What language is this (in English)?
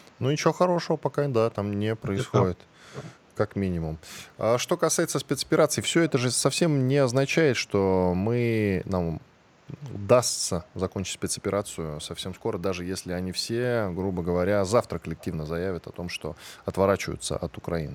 Russian